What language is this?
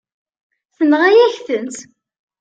Kabyle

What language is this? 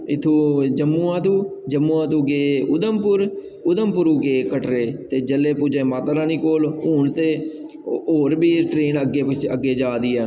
Dogri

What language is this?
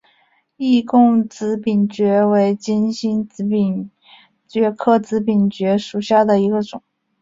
Chinese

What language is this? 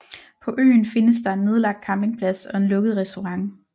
Danish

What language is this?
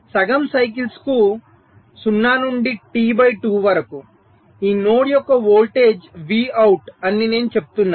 Telugu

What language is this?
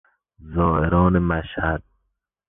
Persian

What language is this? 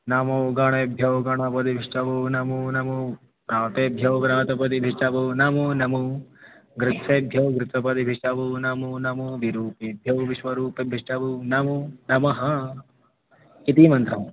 Sanskrit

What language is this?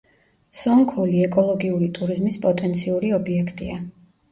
Georgian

